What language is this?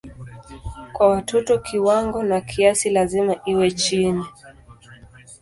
Swahili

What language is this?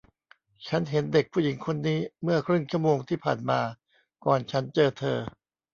Thai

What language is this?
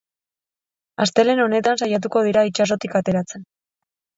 Basque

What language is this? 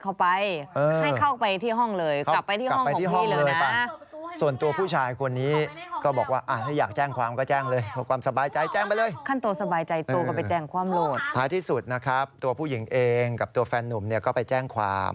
Thai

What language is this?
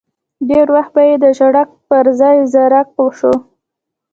Pashto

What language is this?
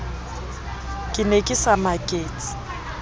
Southern Sotho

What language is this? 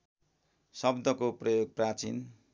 Nepali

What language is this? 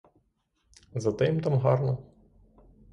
Ukrainian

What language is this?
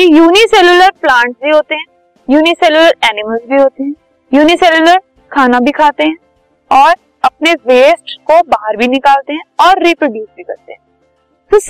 Hindi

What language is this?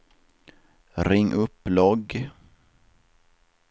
Swedish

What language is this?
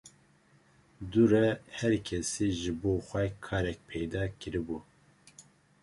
Kurdish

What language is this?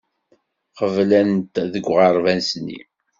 Kabyle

